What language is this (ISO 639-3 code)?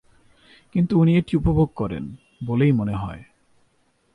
ben